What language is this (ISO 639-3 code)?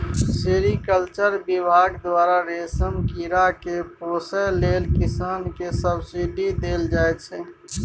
mai